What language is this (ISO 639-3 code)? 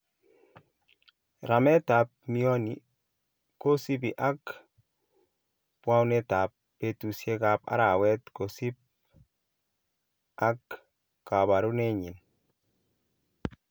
kln